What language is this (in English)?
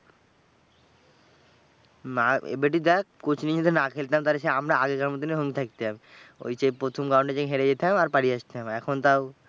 Bangla